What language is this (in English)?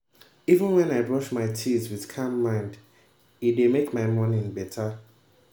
Nigerian Pidgin